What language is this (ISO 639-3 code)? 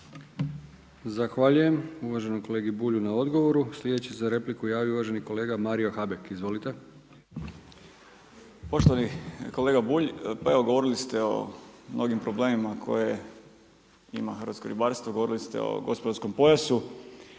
hrv